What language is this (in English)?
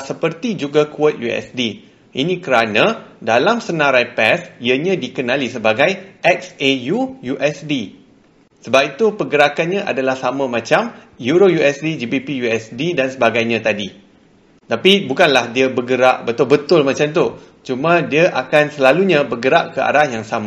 Malay